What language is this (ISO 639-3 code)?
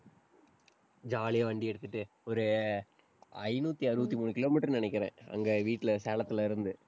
tam